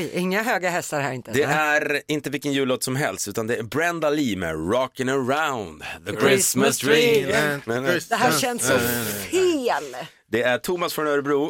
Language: Swedish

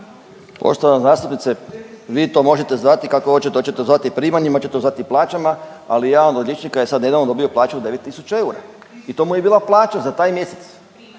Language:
Croatian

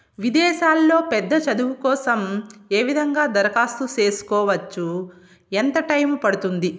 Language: Telugu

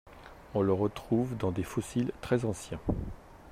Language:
French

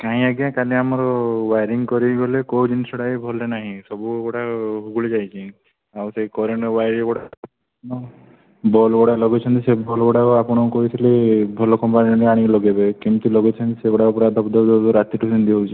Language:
Odia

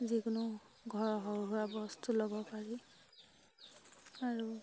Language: Assamese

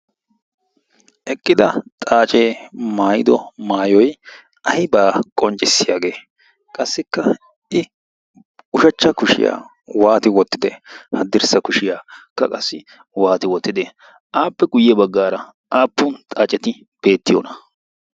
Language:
Wolaytta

